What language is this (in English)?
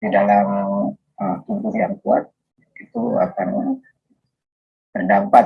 Indonesian